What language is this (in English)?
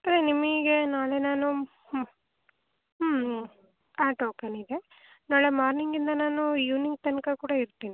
Kannada